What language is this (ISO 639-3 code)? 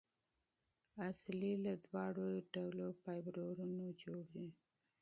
pus